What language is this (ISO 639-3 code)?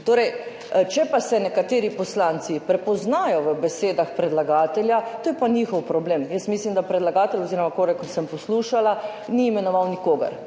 slv